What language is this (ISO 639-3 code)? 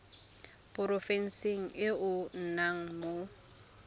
tsn